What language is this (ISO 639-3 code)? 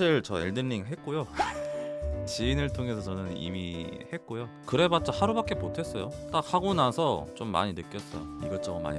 kor